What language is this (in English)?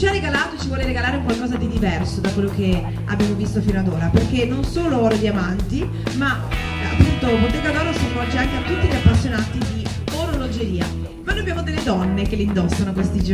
Italian